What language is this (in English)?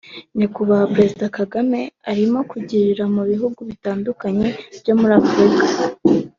Kinyarwanda